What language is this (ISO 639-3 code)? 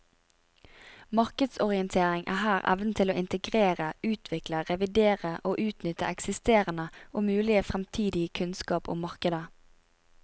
nor